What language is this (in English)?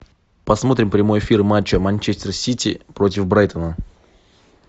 Russian